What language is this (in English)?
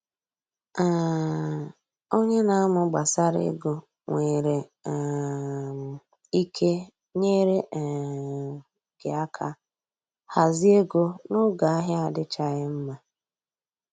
Igbo